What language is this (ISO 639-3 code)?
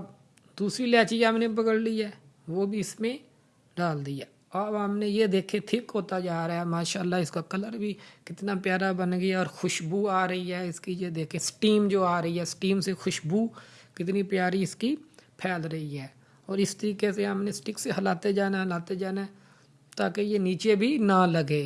urd